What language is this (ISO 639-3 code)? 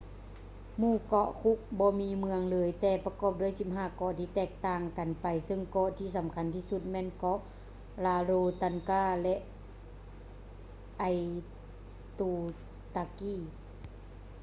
lao